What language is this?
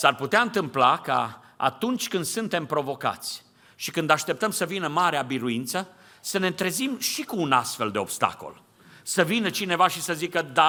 Romanian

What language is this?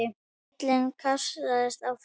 Icelandic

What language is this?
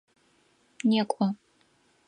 Adyghe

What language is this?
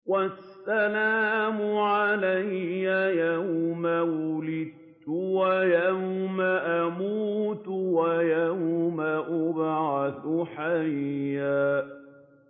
Arabic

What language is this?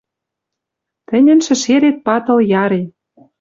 Western Mari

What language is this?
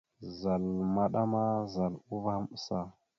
Mada (Cameroon)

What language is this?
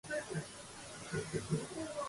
Japanese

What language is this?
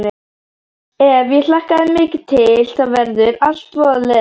Icelandic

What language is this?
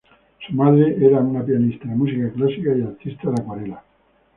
Spanish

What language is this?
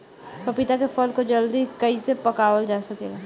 Bhojpuri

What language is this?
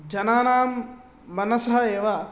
Sanskrit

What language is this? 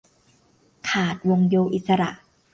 Thai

